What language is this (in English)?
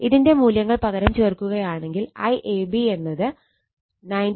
Malayalam